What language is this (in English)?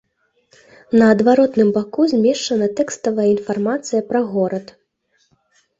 Belarusian